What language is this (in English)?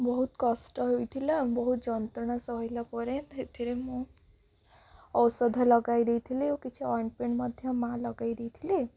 Odia